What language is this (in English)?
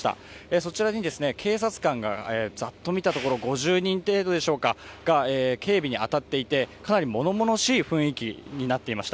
Japanese